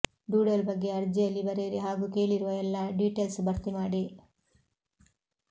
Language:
Kannada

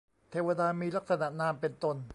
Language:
Thai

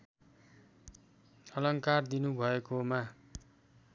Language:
Nepali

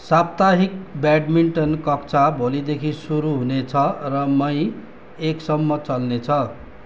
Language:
Nepali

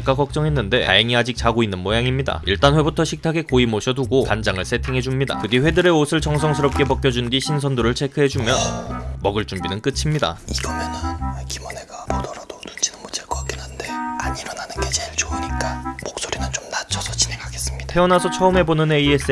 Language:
Korean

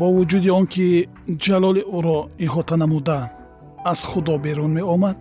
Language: Persian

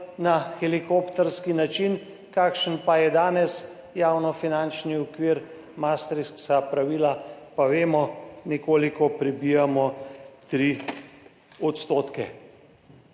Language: Slovenian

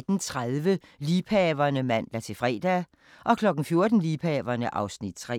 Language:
Danish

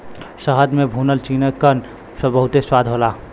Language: Bhojpuri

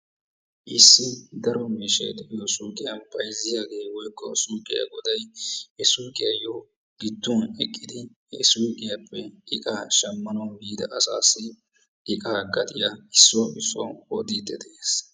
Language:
Wolaytta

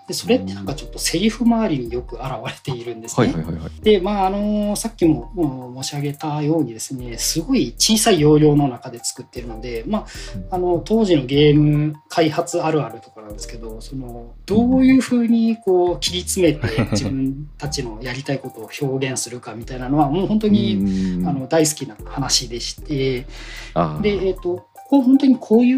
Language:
Japanese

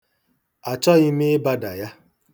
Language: Igbo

